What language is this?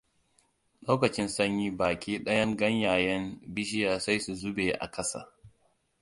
Hausa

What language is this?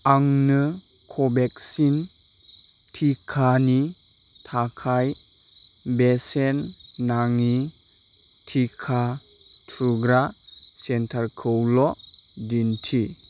Bodo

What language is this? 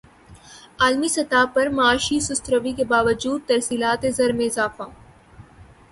Urdu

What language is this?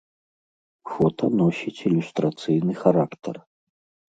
Belarusian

